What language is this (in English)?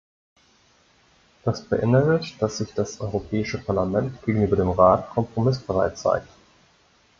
German